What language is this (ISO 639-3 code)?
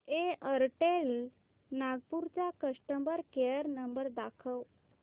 mar